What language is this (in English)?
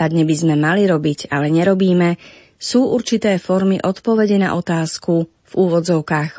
Slovak